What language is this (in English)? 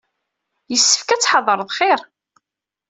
Kabyle